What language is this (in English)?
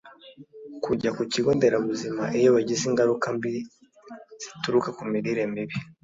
Kinyarwanda